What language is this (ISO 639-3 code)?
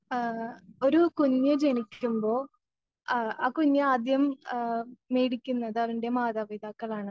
mal